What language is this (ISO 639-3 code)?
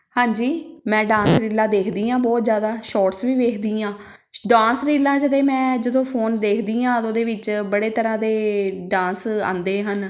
pan